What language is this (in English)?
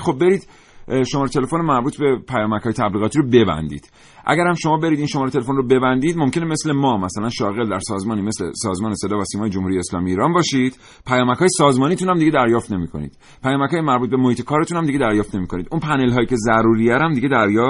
Persian